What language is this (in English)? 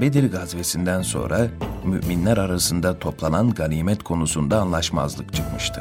Turkish